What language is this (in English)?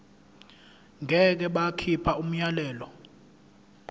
Zulu